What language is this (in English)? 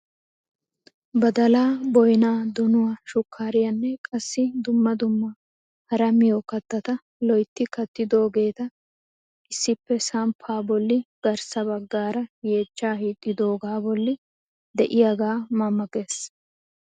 Wolaytta